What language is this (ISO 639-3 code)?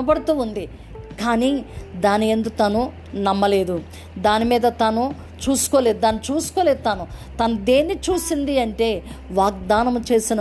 tel